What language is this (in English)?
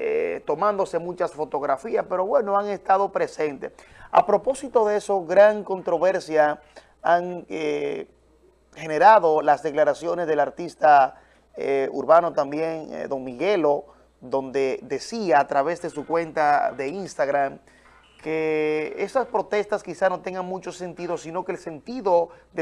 Spanish